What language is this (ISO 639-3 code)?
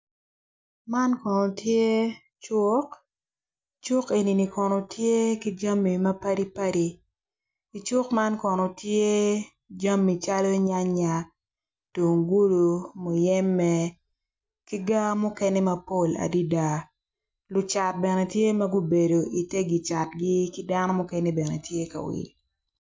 ach